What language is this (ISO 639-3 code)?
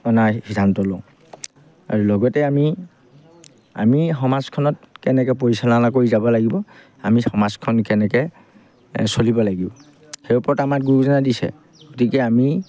asm